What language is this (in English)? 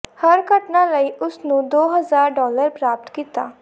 Punjabi